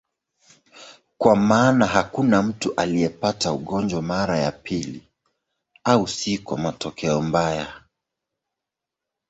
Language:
Swahili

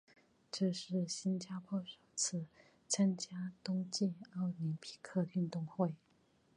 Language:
Chinese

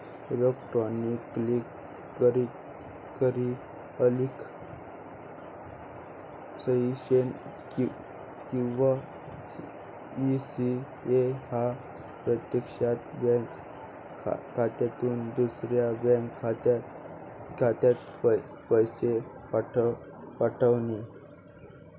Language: Marathi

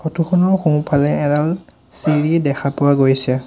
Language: Assamese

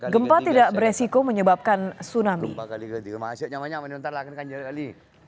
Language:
Indonesian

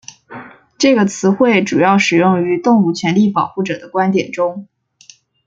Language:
Chinese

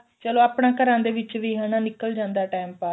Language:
Punjabi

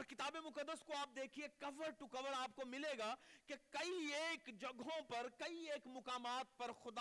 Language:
Urdu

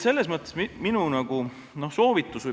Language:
Estonian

